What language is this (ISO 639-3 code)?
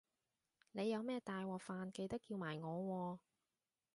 yue